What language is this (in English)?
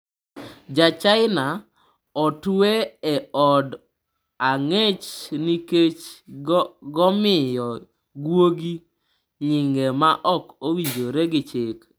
Luo (Kenya and Tanzania)